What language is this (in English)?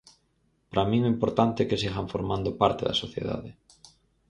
Galician